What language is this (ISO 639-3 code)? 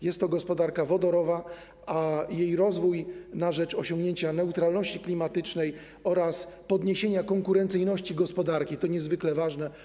pol